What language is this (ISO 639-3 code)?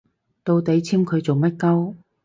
yue